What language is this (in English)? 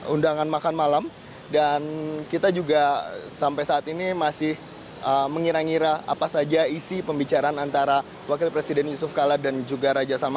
Indonesian